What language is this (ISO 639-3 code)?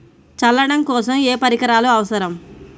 tel